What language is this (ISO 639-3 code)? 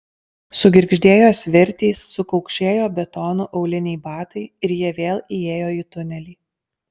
lit